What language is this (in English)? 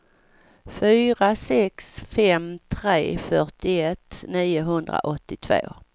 Swedish